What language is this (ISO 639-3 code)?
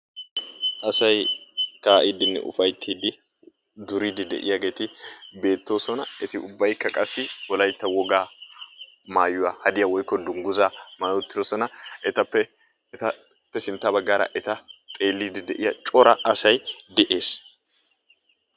wal